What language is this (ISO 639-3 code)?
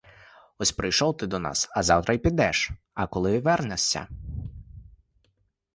ukr